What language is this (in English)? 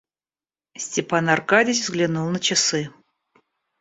Russian